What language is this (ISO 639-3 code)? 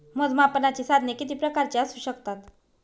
mar